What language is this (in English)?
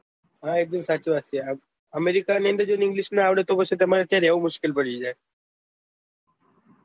Gujarati